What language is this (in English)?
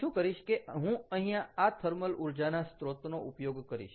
Gujarati